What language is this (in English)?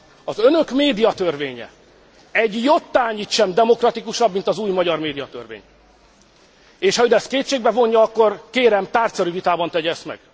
Hungarian